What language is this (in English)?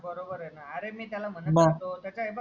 Marathi